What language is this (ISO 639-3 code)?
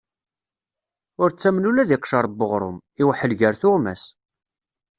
kab